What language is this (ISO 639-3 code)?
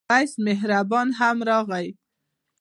pus